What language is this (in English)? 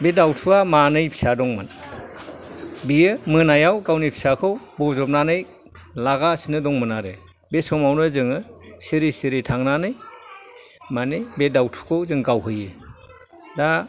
Bodo